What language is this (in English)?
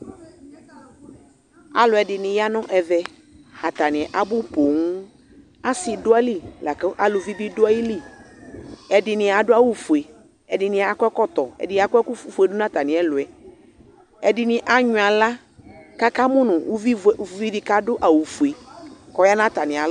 Ikposo